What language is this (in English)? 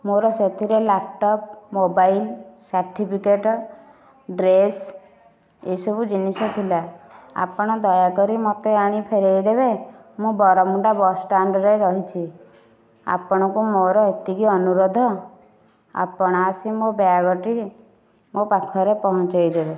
Odia